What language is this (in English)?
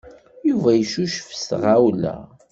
Kabyle